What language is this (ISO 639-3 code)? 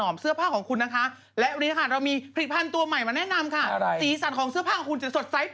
tha